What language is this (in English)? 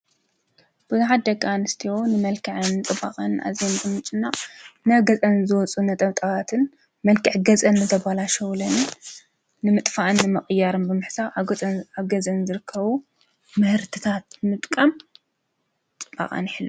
Tigrinya